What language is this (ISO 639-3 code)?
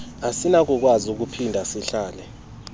xho